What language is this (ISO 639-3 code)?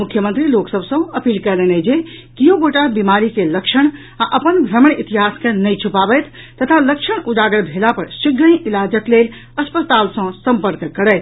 mai